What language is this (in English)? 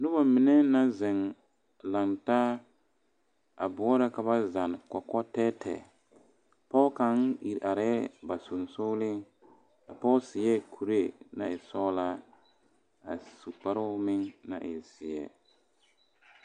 Southern Dagaare